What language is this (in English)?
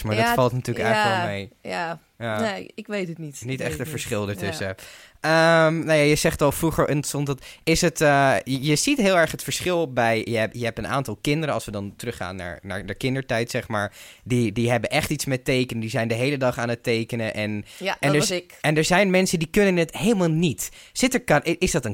Dutch